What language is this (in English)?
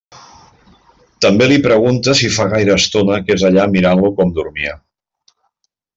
Catalan